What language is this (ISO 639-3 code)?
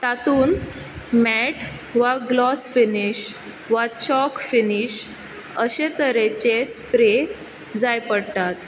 kok